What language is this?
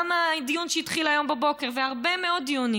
Hebrew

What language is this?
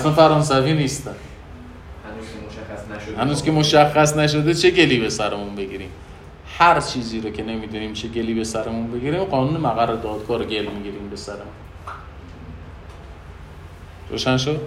Persian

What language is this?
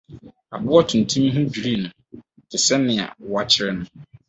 Akan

